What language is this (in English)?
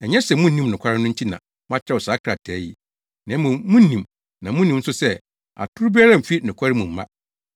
Akan